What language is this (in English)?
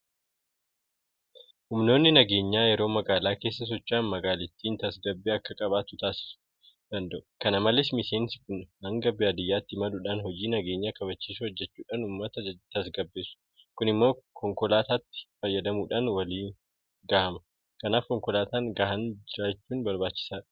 Oromo